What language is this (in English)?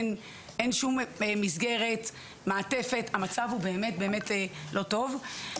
Hebrew